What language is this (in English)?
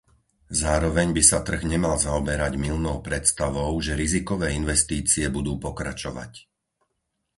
Slovak